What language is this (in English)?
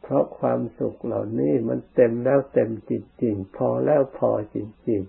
Thai